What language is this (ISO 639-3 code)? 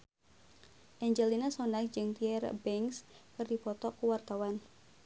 sun